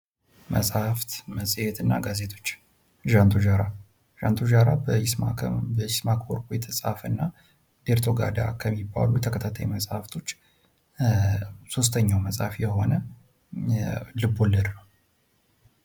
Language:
Amharic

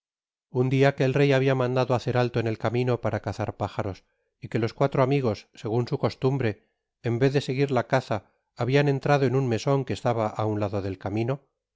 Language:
Spanish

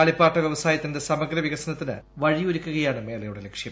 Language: Malayalam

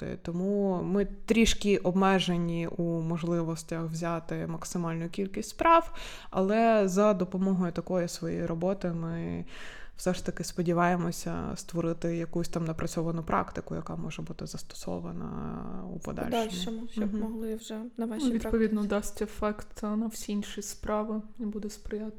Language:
Ukrainian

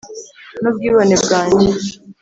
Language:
Kinyarwanda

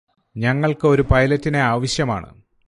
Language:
Malayalam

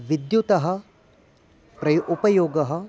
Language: Sanskrit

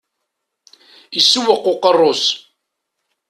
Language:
Kabyle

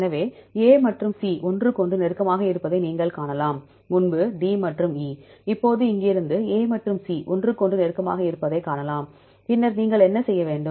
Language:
Tamil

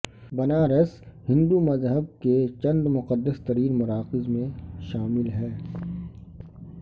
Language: Urdu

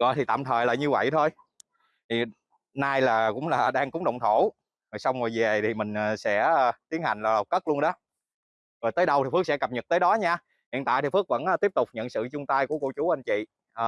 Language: Vietnamese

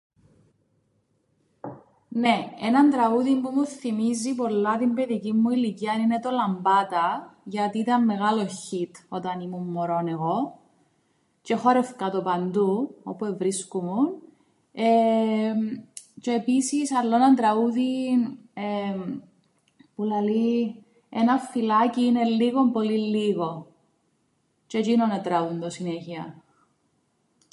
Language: Greek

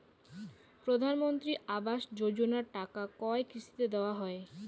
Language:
Bangla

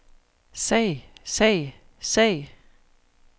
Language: Danish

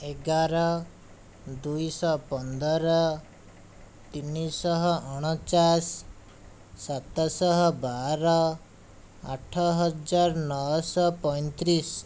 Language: Odia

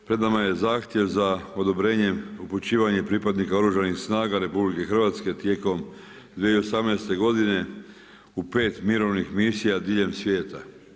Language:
Croatian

